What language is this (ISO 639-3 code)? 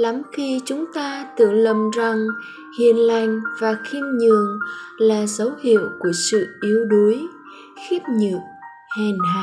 vie